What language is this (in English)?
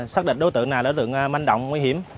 Vietnamese